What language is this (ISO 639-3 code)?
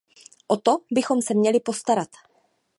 ces